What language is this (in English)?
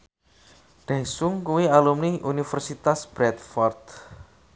Javanese